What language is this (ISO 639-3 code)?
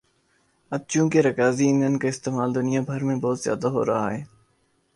urd